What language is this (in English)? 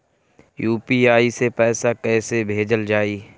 Bhojpuri